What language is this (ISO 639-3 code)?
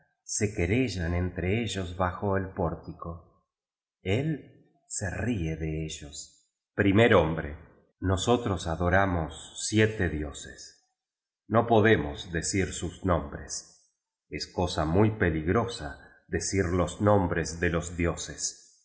spa